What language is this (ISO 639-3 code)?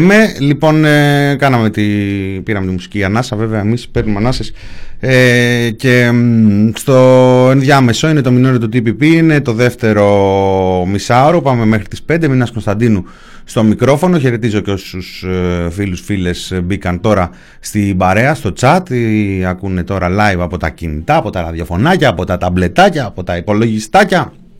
ell